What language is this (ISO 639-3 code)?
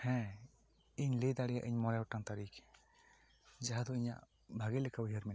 sat